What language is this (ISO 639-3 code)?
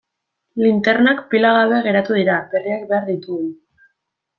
eus